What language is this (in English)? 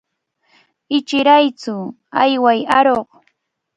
Cajatambo North Lima Quechua